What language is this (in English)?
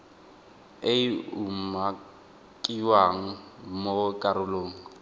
Tswana